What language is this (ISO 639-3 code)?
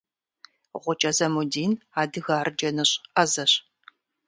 kbd